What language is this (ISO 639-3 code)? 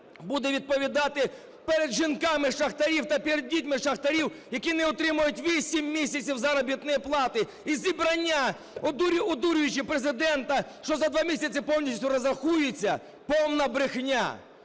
ukr